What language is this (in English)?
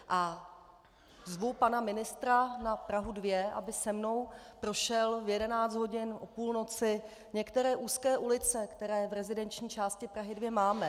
Czech